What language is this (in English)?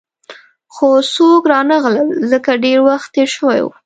Pashto